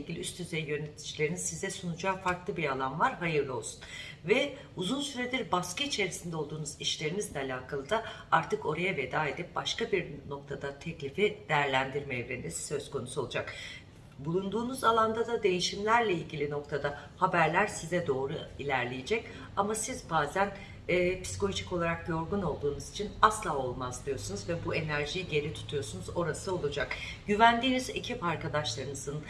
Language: Turkish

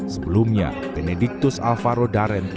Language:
Indonesian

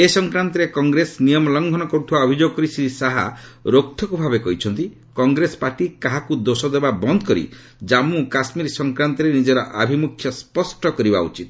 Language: Odia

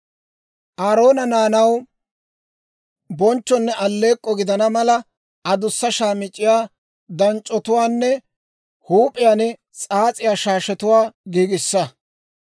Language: Dawro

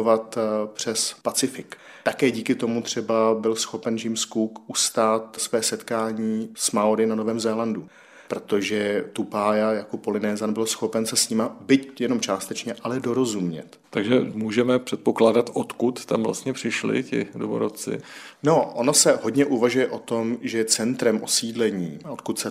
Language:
Czech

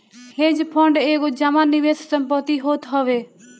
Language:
Bhojpuri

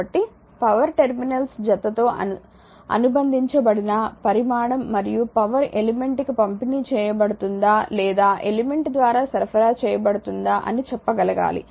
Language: Telugu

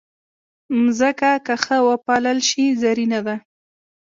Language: Pashto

